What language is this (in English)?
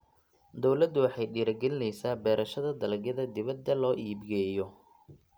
Somali